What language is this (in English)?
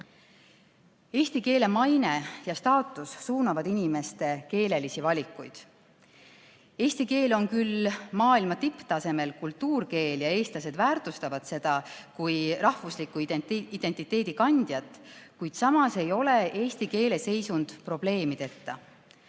Estonian